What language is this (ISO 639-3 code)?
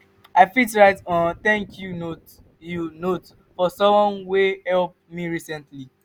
pcm